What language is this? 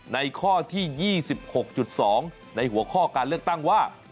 Thai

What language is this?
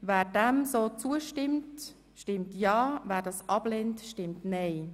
Swiss German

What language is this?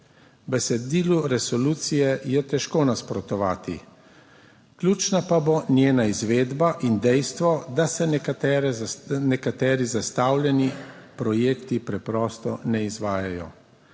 Slovenian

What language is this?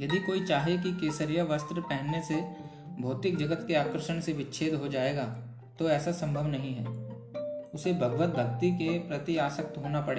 Hindi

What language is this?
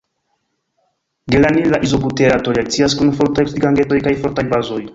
Esperanto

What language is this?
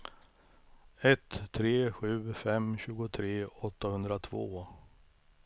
Swedish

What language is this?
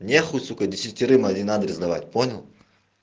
Russian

